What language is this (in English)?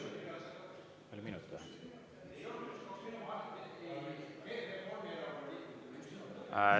Estonian